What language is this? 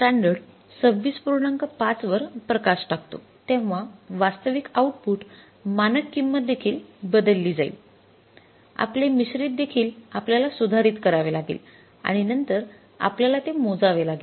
Marathi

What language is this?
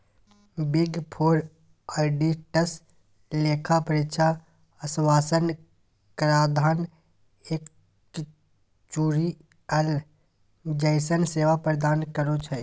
Magahi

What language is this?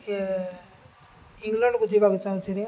Odia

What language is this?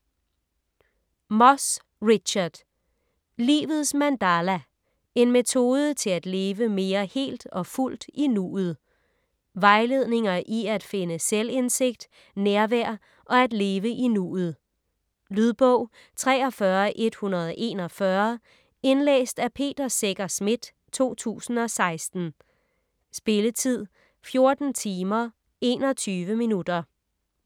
Danish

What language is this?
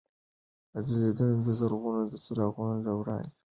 Pashto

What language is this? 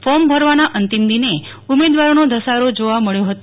Gujarati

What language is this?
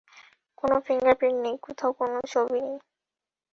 Bangla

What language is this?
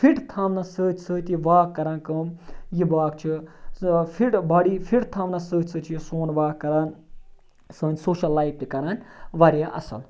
Kashmiri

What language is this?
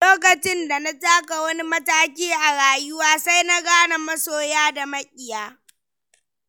Hausa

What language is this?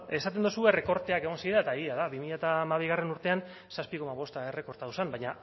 Basque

